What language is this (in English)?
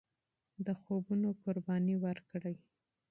Pashto